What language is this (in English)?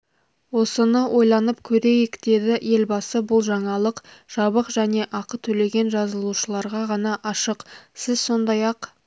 Kazakh